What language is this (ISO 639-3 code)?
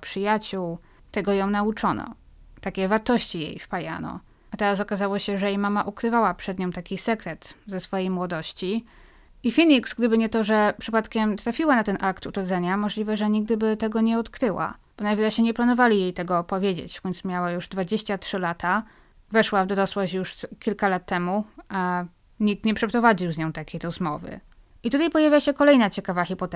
pol